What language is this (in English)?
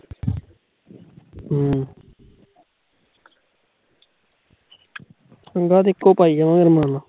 Punjabi